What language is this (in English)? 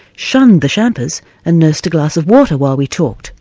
English